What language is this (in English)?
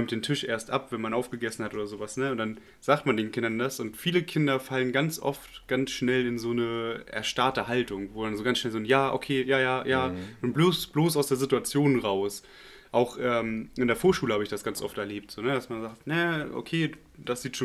German